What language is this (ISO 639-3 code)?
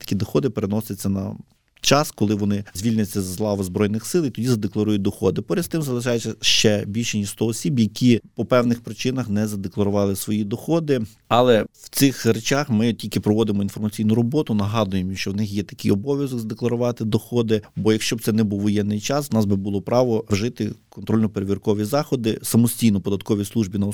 ukr